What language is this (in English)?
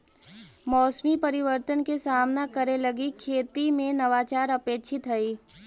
Magahi